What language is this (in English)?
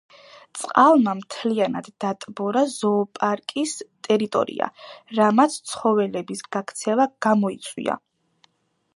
Georgian